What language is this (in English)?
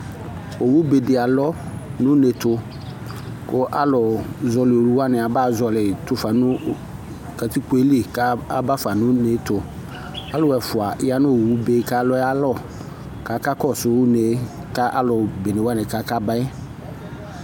Ikposo